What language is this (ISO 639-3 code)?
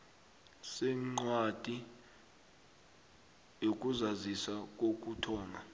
nbl